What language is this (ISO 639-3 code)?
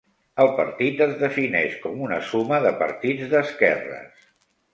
cat